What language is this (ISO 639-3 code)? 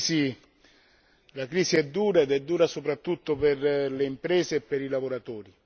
ita